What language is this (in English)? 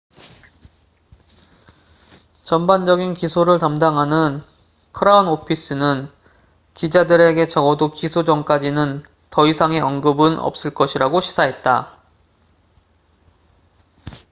Korean